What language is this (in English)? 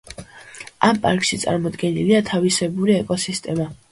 Georgian